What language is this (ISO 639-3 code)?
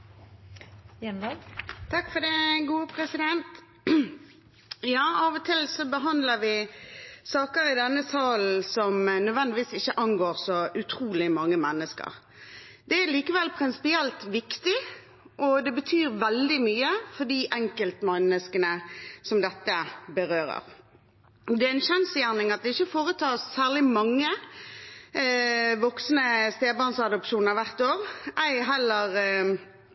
nob